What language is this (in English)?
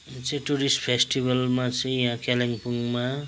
Nepali